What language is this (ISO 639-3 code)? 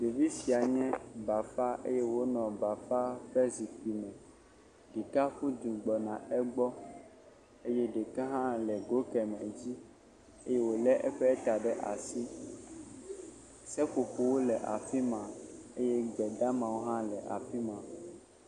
ewe